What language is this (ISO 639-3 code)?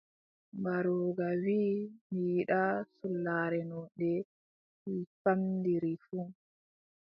fub